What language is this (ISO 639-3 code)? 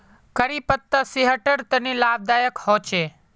mag